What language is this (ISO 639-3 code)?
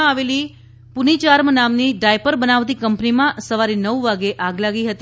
guj